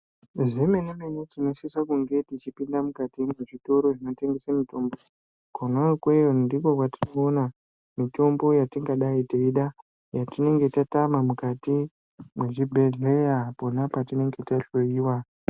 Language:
Ndau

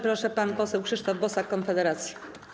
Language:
Polish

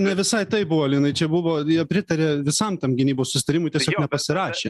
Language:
Lithuanian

